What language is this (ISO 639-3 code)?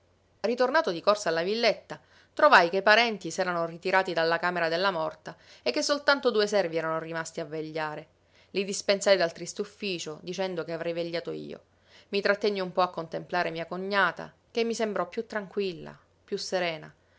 ita